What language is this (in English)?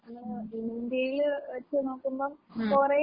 Malayalam